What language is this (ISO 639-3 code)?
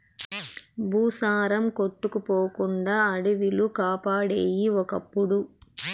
tel